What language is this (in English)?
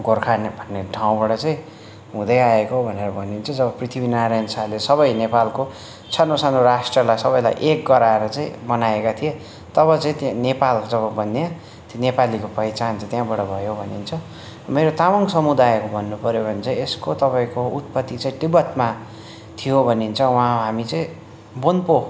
Nepali